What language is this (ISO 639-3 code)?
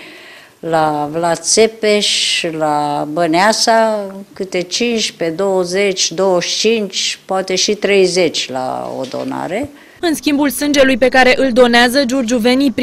ron